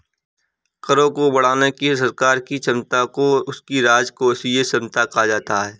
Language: Hindi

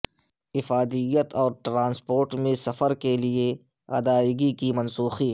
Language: Urdu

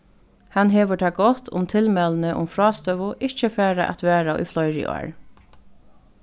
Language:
Faroese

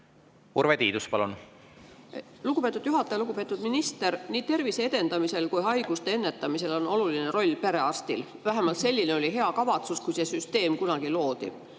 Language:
Estonian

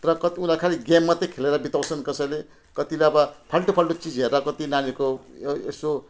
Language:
Nepali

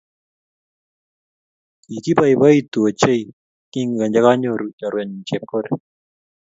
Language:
Kalenjin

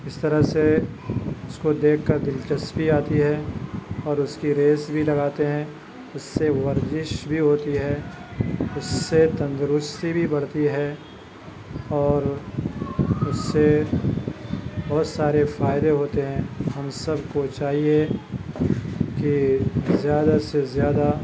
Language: Urdu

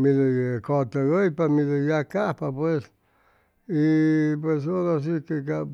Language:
Chimalapa Zoque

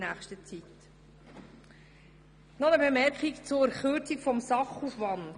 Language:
Swiss German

